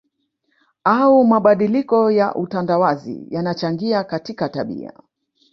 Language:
Swahili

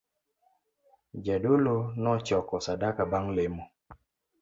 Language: Luo (Kenya and Tanzania)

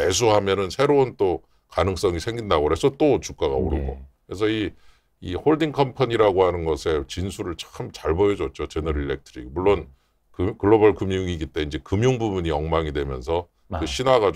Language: Korean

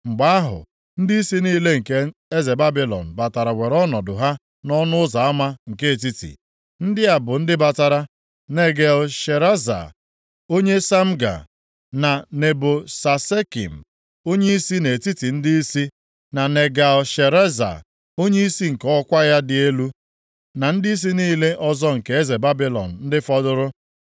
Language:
Igbo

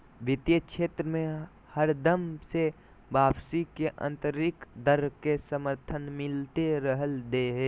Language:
Magahi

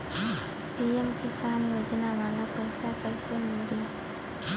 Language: Bhojpuri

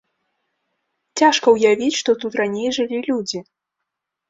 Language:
Belarusian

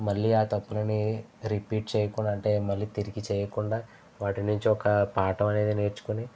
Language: Telugu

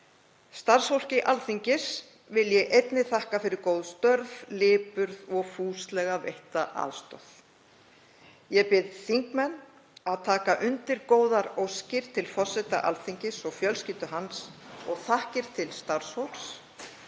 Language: Icelandic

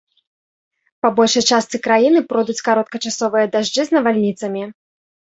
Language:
Belarusian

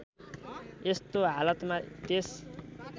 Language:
Nepali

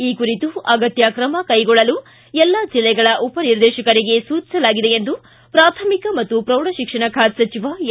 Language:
Kannada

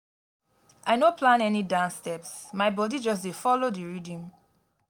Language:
Nigerian Pidgin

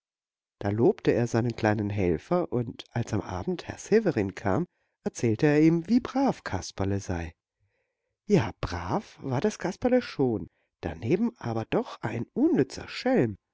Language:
German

